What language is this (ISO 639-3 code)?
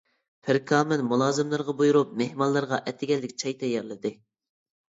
uig